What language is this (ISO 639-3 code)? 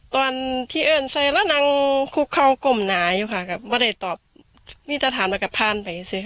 tha